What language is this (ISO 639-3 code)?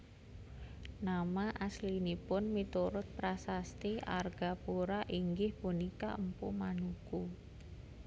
jav